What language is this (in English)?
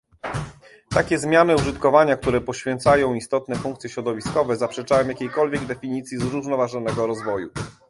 Polish